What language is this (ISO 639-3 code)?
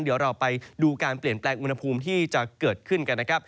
tha